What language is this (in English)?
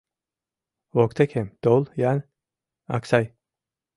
Mari